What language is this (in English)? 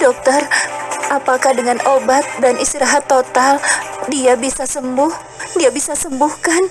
Indonesian